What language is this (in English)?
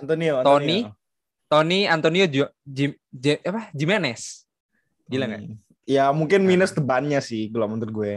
Indonesian